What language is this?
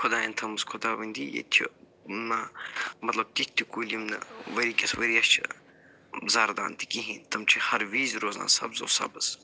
Kashmiri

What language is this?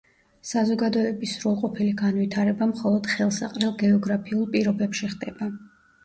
Georgian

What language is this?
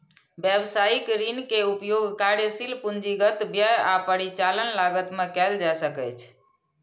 Maithili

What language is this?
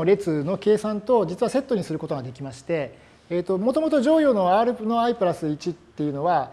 Japanese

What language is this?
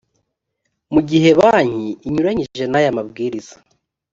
Kinyarwanda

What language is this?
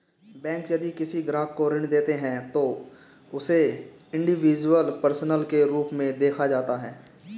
Hindi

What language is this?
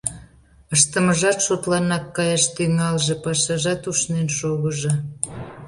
Mari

